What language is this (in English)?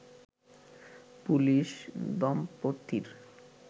Bangla